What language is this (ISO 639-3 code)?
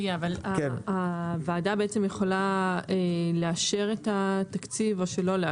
heb